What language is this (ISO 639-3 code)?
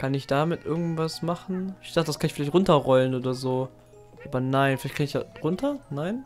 deu